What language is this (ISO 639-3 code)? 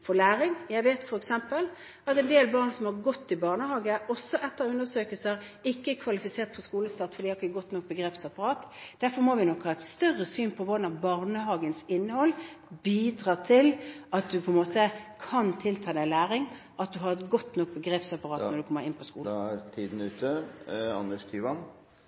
nob